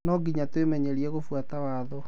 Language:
Kikuyu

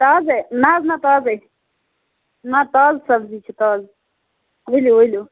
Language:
Kashmiri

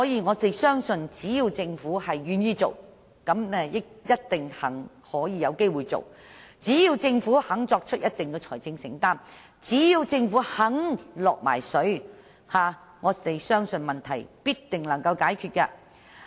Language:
Cantonese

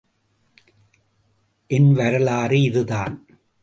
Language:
Tamil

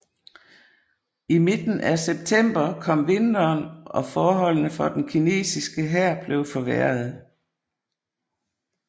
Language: Danish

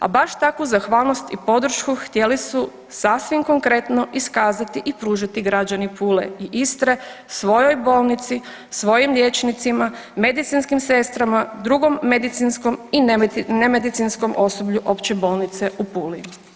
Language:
Croatian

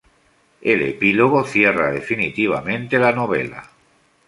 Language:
Spanish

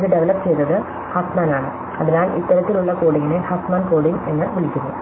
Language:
Malayalam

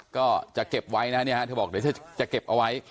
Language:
Thai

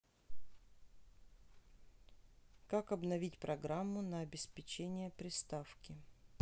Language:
Russian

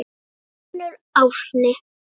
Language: Icelandic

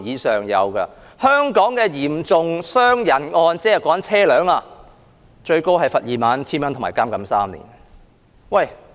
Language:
Cantonese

